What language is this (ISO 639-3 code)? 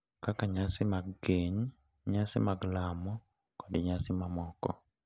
luo